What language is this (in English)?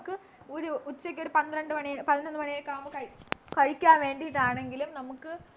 Malayalam